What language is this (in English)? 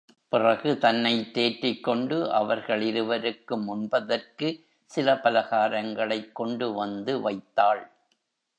Tamil